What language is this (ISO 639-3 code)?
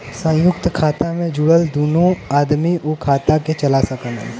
bho